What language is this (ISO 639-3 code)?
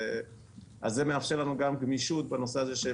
heb